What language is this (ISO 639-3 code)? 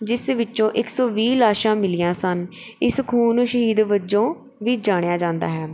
pan